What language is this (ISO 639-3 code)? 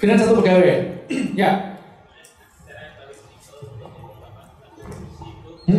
ind